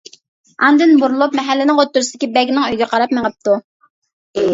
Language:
Uyghur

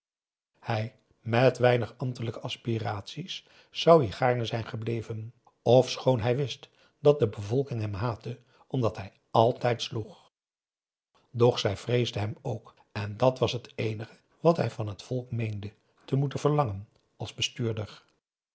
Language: Dutch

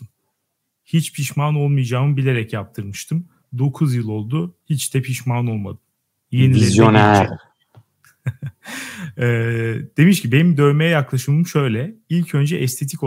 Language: Turkish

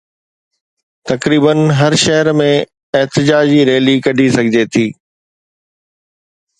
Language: Sindhi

